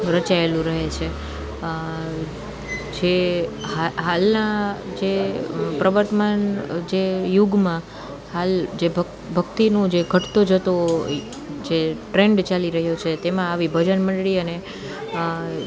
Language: Gujarati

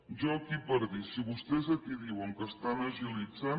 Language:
Catalan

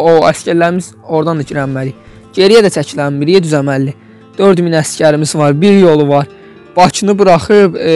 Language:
Turkish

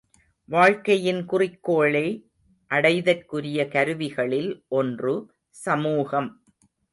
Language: Tamil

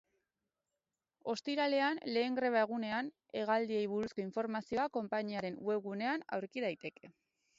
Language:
Basque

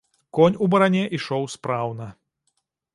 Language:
Belarusian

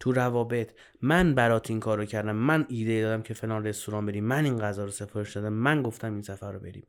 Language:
Persian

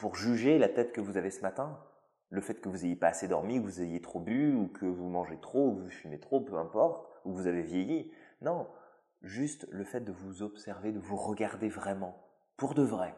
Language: French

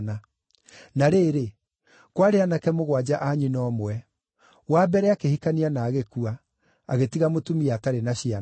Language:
Kikuyu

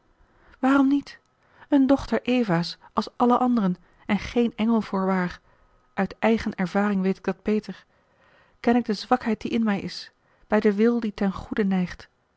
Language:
Dutch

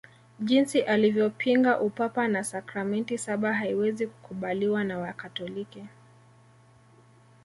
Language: Swahili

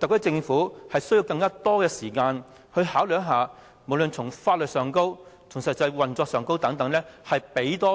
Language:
Cantonese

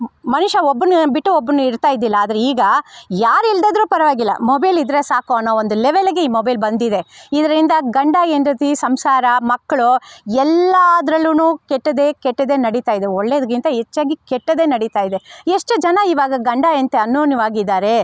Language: Kannada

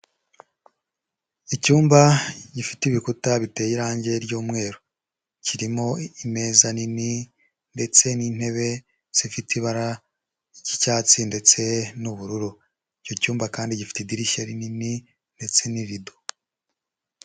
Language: Kinyarwanda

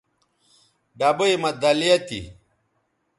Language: Bateri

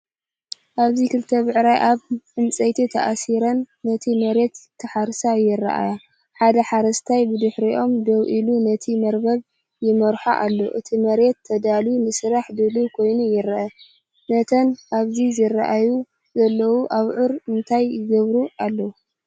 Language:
Tigrinya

